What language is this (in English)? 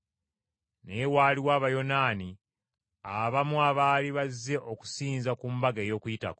Ganda